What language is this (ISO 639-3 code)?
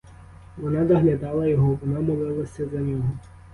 ukr